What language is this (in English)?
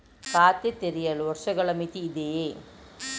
Kannada